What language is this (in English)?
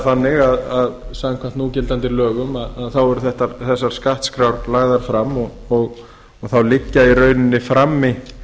Icelandic